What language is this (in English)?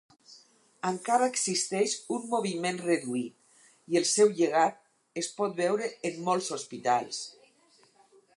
Catalan